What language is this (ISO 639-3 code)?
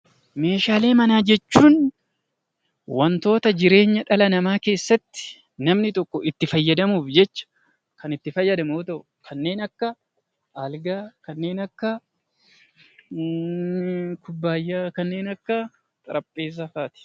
orm